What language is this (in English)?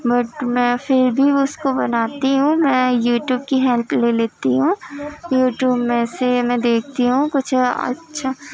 Urdu